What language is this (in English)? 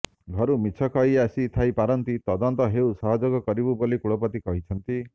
Odia